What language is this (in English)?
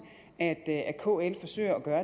Danish